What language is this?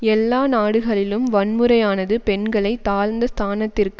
Tamil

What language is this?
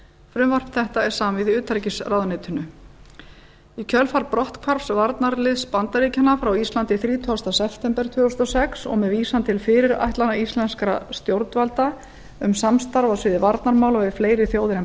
Icelandic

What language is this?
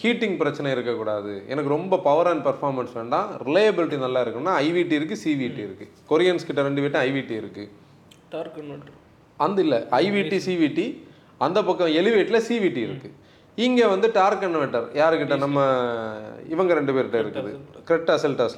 Tamil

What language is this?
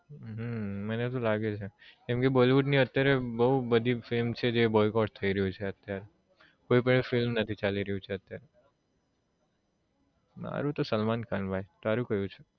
Gujarati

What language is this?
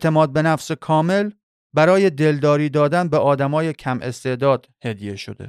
Persian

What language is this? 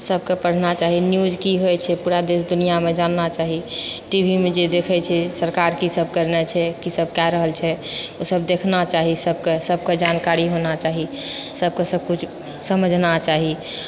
Maithili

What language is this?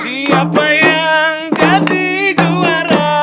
Indonesian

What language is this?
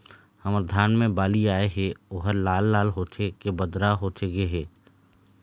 Chhattisgarhi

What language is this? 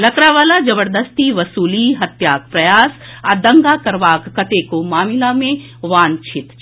Maithili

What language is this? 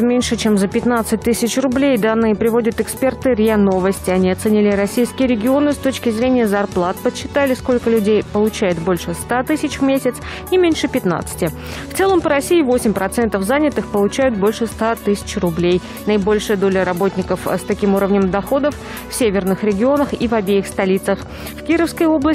Russian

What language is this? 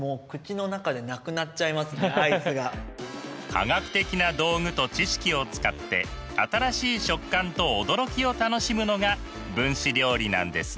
Japanese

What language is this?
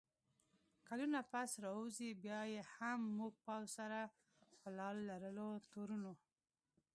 Pashto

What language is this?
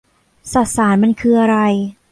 Thai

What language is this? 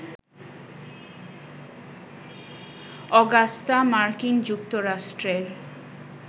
Bangla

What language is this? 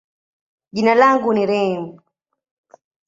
Swahili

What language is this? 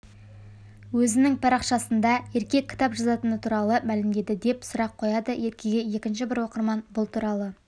Kazakh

